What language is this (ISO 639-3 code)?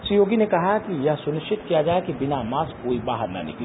hin